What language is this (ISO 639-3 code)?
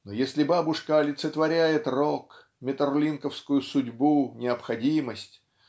rus